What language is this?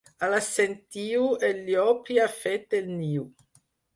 Catalan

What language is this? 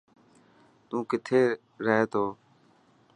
Dhatki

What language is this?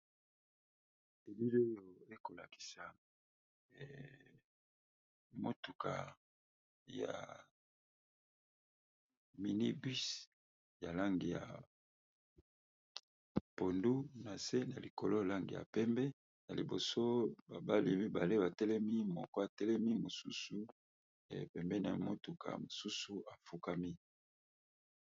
Lingala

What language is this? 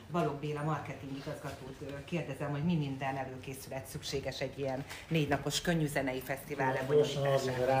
Hungarian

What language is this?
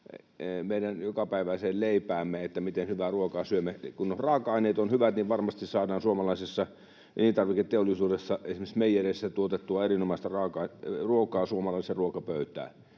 Finnish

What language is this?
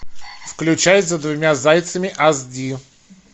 Russian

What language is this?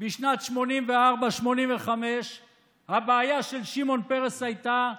Hebrew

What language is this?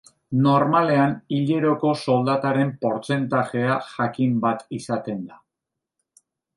Basque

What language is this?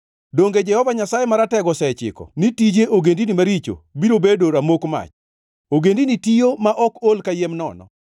Luo (Kenya and Tanzania)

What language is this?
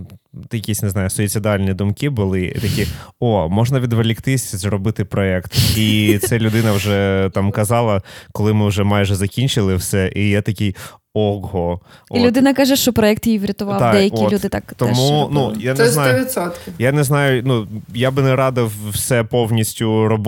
Ukrainian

